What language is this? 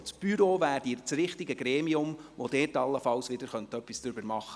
Swiss German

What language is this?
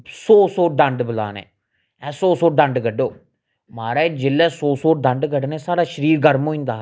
Dogri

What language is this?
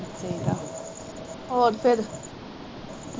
Punjabi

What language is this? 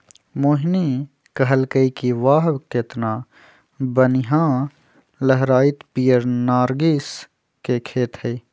Magahi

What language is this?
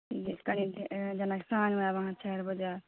Maithili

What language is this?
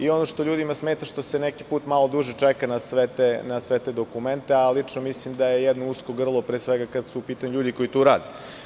Serbian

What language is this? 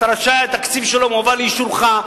Hebrew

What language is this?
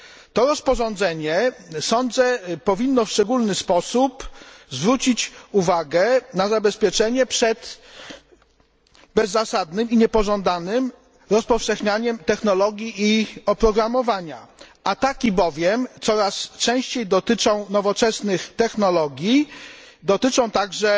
Polish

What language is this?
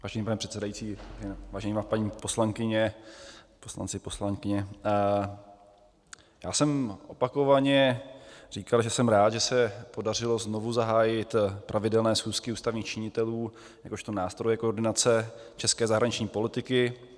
Czech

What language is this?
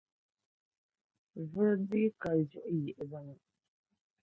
Dagbani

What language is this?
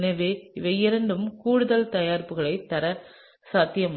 Tamil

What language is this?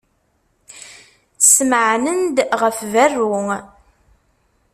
Kabyle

